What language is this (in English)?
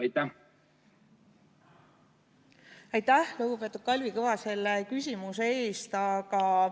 Estonian